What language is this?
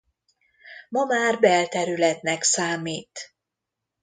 Hungarian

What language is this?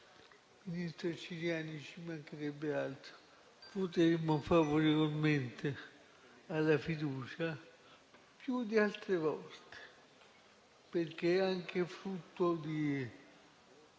Italian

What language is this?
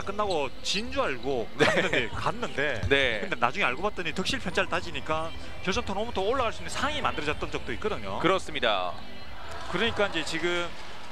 Korean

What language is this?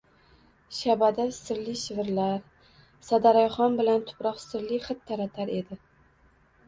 Uzbek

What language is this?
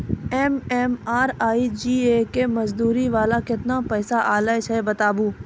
Maithili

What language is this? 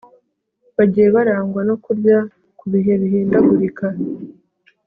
Kinyarwanda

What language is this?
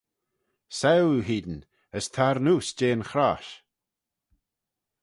Manx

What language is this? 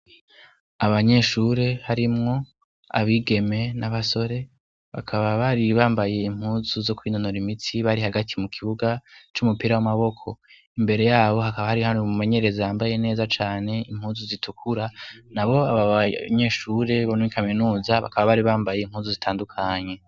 Rundi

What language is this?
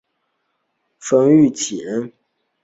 Chinese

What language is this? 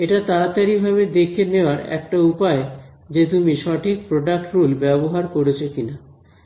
Bangla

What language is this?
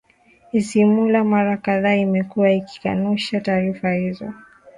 Swahili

